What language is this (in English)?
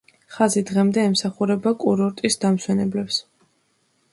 Georgian